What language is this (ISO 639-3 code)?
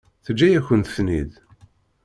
kab